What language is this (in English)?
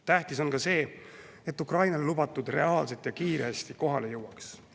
Estonian